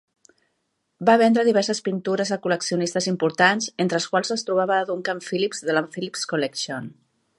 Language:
Catalan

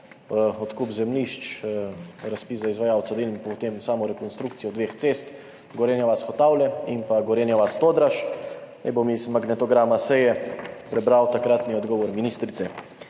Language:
Slovenian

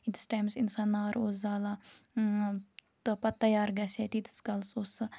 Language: Kashmiri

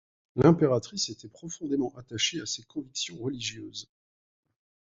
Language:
French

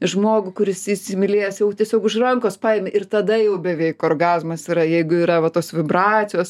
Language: Lithuanian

